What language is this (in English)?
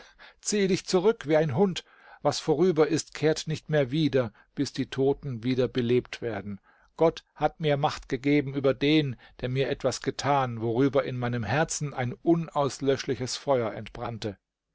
German